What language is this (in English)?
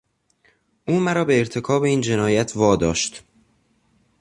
Persian